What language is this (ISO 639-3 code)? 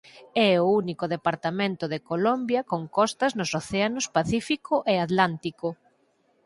glg